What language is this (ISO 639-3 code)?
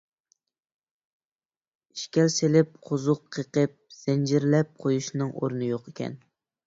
uig